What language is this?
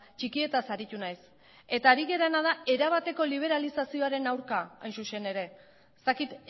Basque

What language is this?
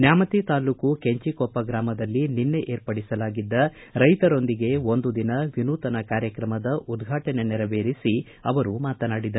Kannada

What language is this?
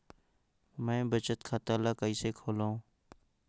Chhattisgarhi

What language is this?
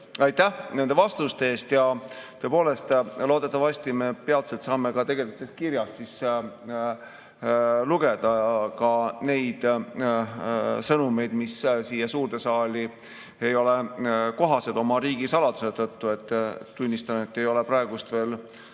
Estonian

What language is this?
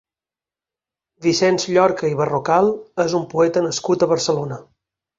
Catalan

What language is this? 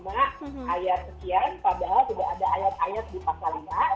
Indonesian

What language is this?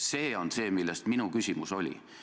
Estonian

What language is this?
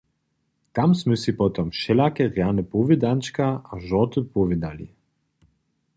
Upper Sorbian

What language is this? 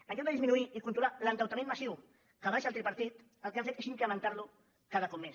Catalan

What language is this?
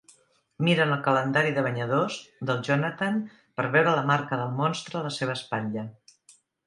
Catalan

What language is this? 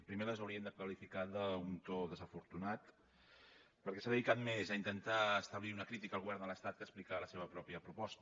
Catalan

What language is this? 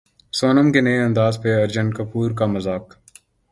Urdu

